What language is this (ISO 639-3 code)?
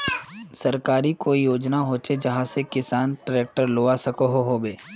mag